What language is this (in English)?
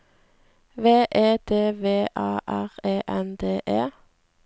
Norwegian